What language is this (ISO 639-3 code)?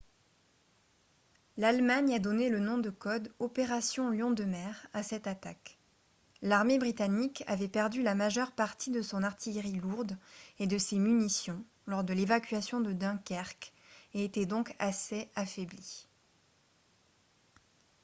fra